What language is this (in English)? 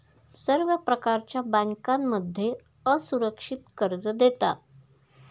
Marathi